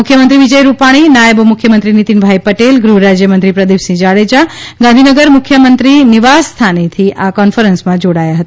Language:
Gujarati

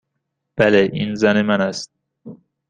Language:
Persian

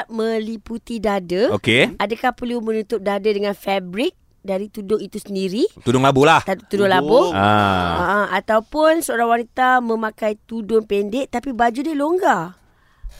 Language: Malay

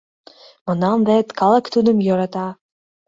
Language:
Mari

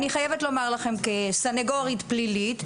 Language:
Hebrew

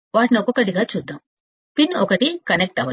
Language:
Telugu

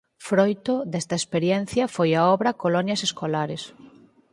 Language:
Galician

